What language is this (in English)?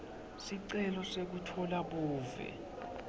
Swati